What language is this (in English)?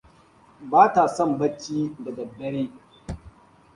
Hausa